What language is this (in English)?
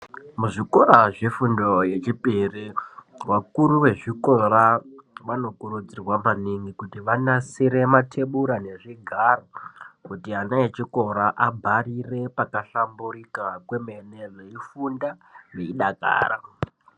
Ndau